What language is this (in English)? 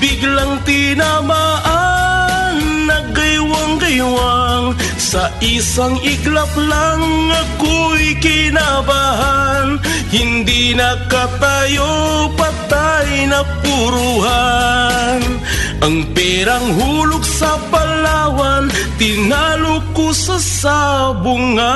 Filipino